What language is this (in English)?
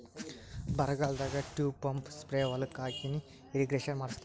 Kannada